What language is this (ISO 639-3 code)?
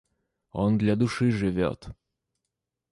rus